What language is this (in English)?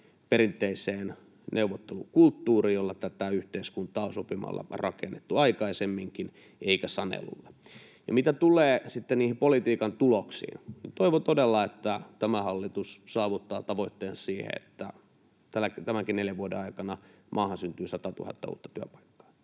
Finnish